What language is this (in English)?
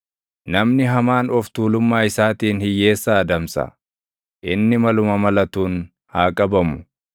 Oromo